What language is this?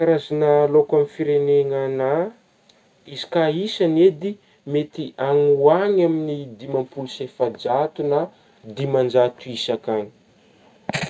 Northern Betsimisaraka Malagasy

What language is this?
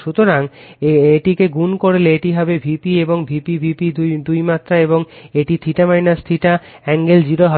Bangla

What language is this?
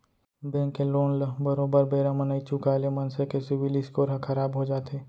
Chhattisgarhi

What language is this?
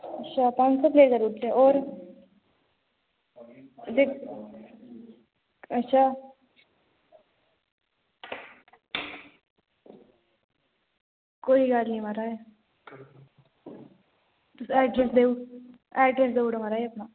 Dogri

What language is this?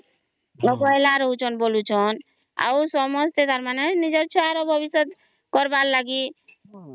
Odia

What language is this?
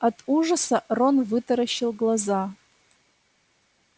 Russian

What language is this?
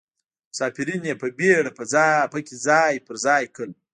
Pashto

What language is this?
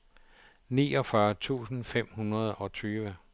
Danish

